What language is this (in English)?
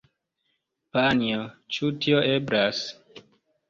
Esperanto